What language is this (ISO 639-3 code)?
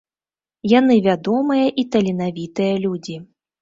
bel